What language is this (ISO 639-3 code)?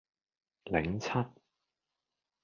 yue